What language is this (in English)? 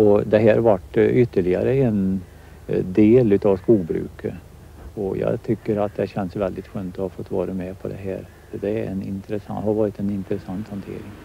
Swedish